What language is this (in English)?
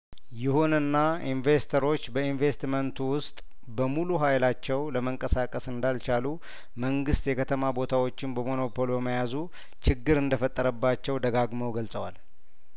Amharic